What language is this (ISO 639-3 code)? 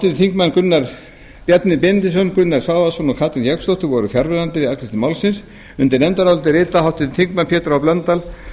isl